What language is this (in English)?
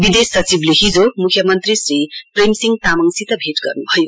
Nepali